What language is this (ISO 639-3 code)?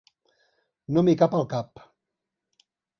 cat